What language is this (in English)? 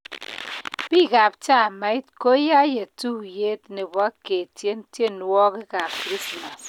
Kalenjin